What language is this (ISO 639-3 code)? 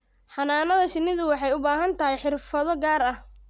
som